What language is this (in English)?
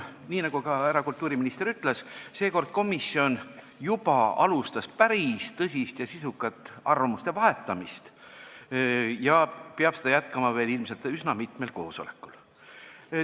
Estonian